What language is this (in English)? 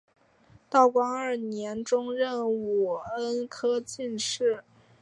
Chinese